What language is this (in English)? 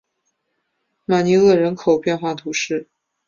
Chinese